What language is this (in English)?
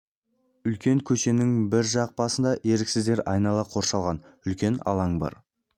Kazakh